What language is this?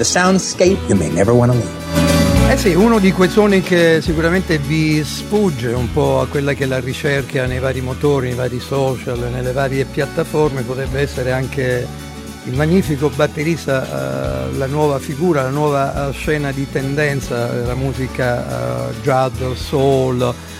Italian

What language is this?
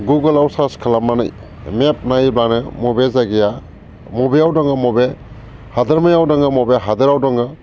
Bodo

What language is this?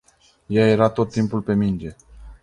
Romanian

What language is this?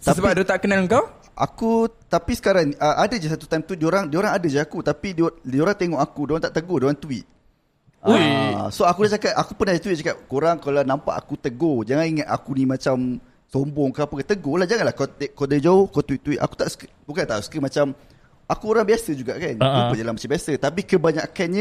Malay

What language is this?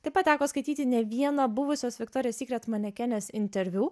Lithuanian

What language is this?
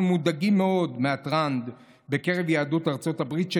Hebrew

